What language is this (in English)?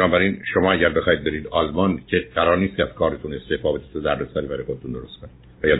Persian